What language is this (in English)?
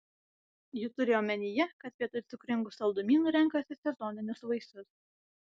Lithuanian